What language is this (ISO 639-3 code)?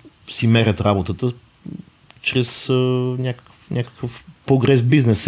bul